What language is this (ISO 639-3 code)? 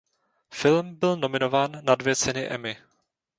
ces